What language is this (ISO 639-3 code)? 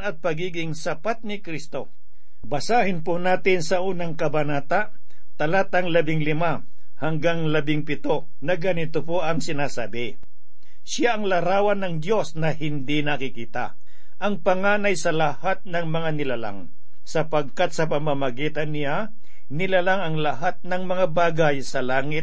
fil